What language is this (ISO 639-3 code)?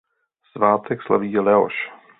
ces